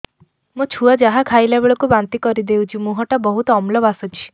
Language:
Odia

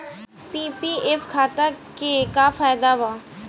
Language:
Bhojpuri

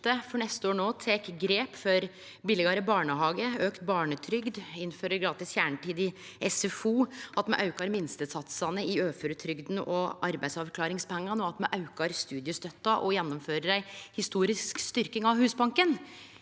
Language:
Norwegian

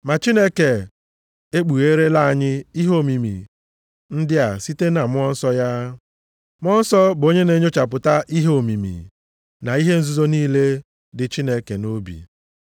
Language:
Igbo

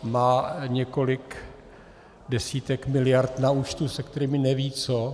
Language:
Czech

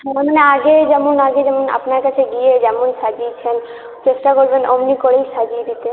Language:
Bangla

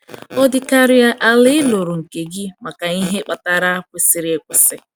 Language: Igbo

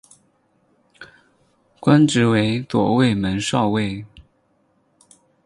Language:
Chinese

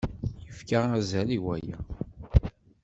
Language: Kabyle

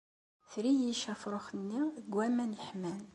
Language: Kabyle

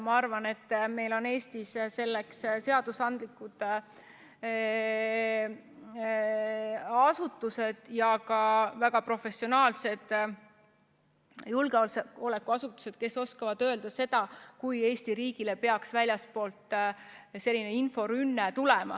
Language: Estonian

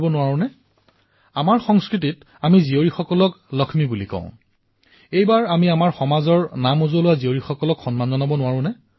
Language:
Assamese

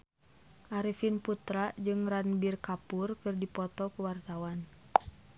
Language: Sundanese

